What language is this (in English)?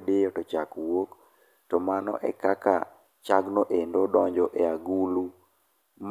Luo (Kenya and Tanzania)